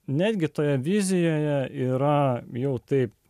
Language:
Lithuanian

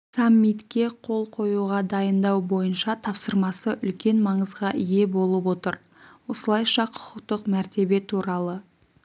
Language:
Kazakh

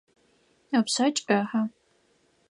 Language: Adyghe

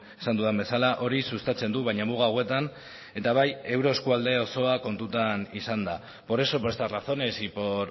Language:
Basque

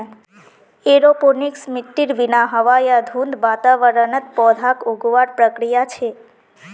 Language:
Magahi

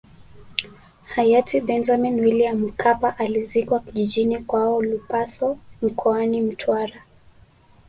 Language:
Swahili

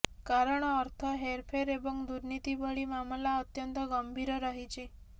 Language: Odia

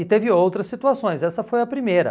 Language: Portuguese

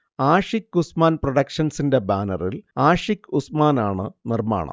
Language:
Malayalam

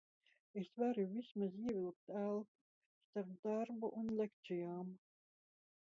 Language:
Latvian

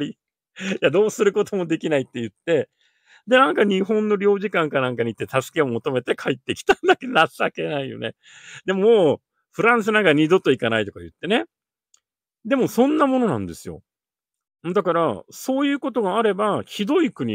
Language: Japanese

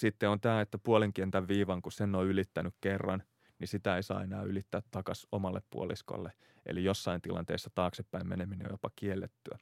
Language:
Finnish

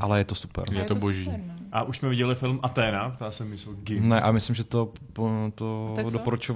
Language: Czech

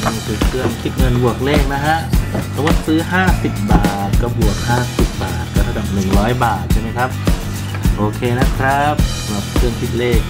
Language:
Thai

